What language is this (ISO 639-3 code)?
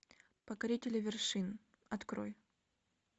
rus